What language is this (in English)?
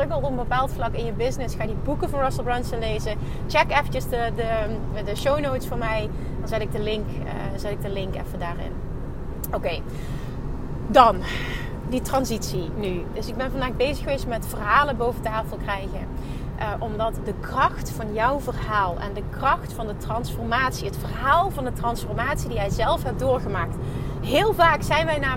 Dutch